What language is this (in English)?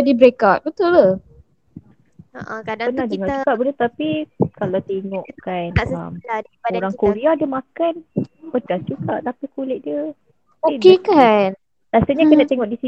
Malay